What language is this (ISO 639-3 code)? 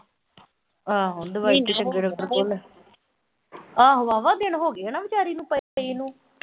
pan